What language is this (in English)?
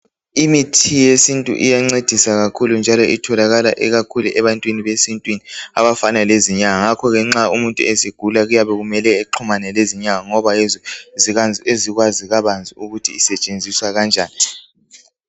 North Ndebele